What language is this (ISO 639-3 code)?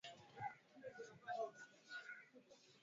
swa